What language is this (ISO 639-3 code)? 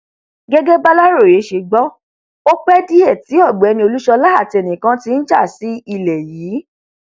yor